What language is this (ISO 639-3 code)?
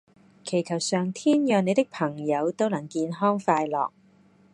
yue